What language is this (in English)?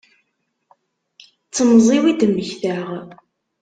Kabyle